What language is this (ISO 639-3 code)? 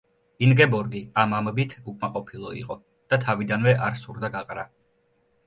kat